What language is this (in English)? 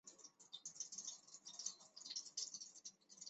Chinese